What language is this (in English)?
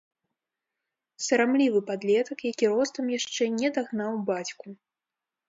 Belarusian